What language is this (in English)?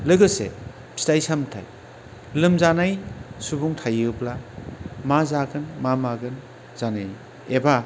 Bodo